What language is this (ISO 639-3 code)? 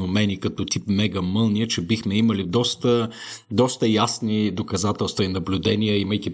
bul